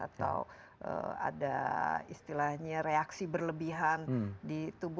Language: Indonesian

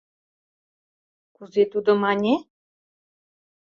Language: Mari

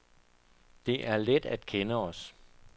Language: Danish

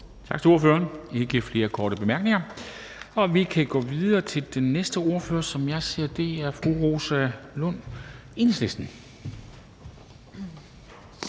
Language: Danish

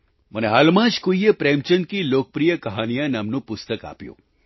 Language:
Gujarati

